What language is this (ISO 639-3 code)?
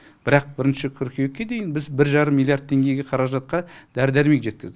kaz